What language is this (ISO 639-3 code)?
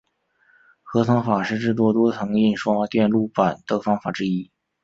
zho